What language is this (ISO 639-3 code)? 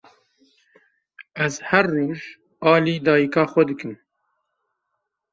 kur